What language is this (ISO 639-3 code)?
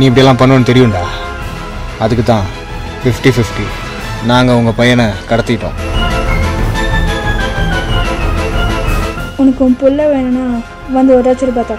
ind